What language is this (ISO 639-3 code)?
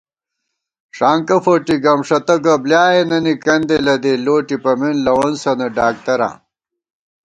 gwt